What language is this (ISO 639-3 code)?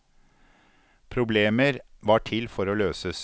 nor